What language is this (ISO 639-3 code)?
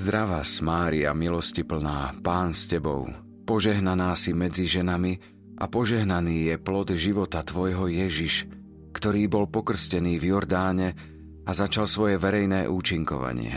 slk